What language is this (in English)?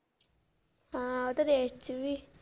Punjabi